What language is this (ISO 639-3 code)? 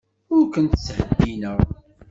kab